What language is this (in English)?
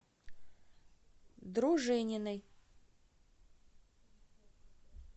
Russian